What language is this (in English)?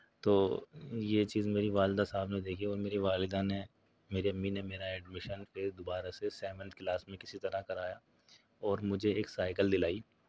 Urdu